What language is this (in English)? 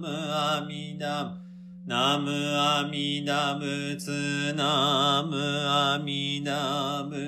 Japanese